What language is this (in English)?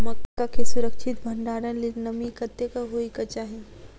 Maithili